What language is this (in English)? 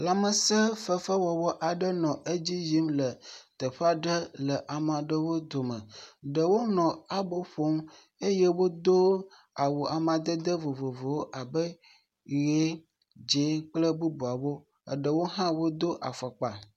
Ewe